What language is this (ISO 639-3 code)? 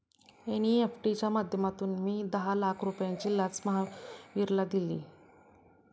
mar